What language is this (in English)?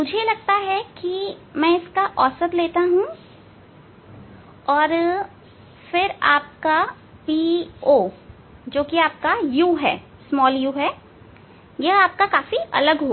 Hindi